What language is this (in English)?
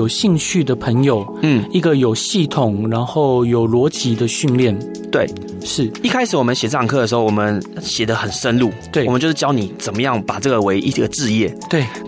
Chinese